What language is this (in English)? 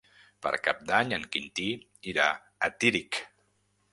Catalan